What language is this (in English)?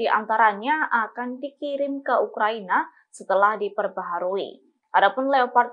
Indonesian